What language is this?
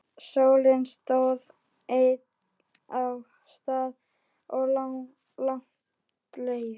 Icelandic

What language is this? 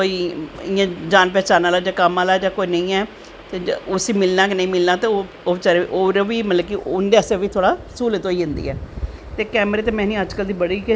Dogri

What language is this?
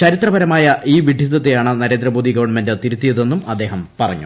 Malayalam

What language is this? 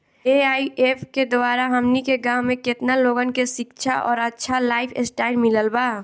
Bhojpuri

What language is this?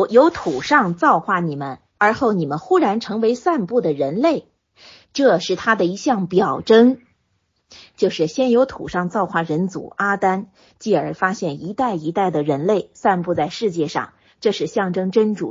Chinese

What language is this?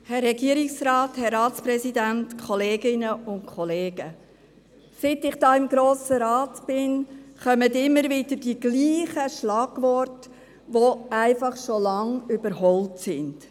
Swiss German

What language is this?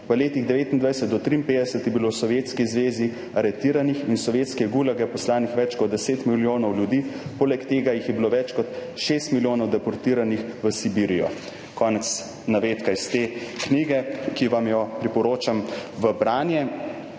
Slovenian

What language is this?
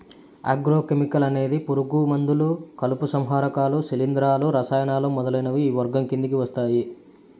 Telugu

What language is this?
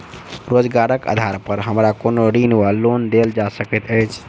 Maithili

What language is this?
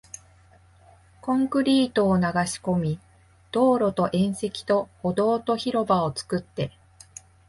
Japanese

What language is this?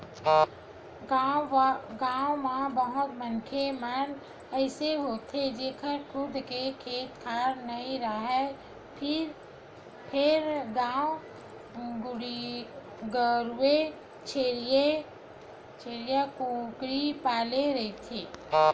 Chhattisgarhi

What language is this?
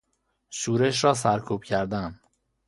Persian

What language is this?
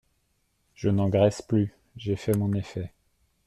French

